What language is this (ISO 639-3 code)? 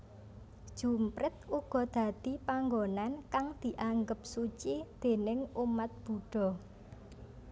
jav